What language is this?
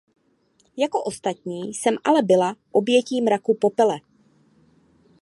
Czech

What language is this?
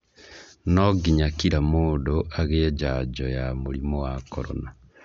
Kikuyu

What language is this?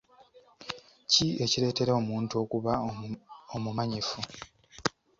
Ganda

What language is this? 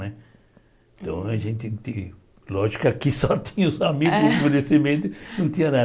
Portuguese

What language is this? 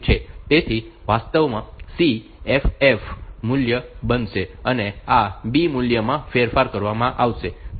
Gujarati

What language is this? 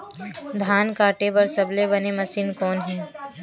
Chhattisgarhi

